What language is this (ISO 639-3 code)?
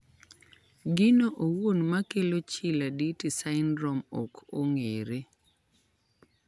luo